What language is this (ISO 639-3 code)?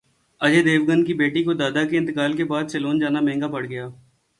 urd